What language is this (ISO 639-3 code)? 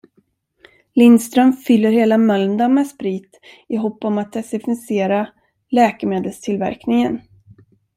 swe